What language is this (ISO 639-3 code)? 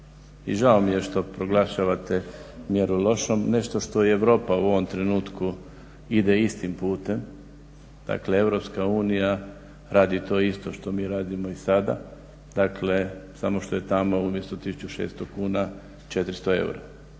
hrv